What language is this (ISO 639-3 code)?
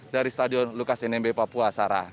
ind